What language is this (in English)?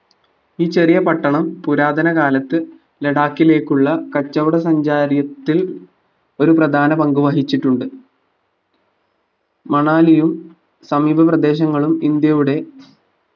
Malayalam